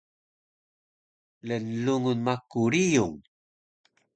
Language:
Taroko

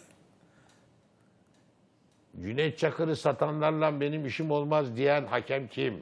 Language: Turkish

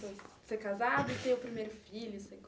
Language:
Portuguese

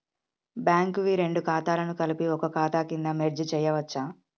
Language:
Telugu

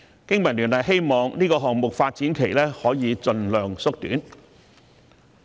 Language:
Cantonese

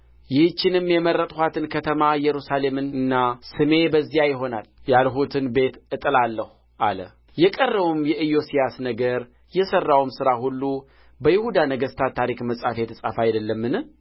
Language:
Amharic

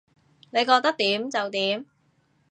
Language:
Cantonese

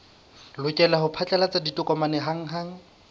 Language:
Southern Sotho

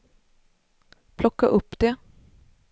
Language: Swedish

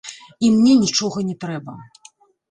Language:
Belarusian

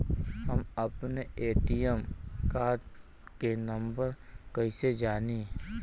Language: Bhojpuri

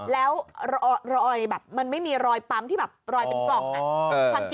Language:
Thai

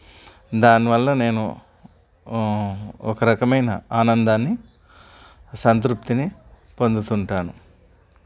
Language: Telugu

